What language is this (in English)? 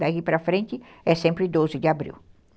Portuguese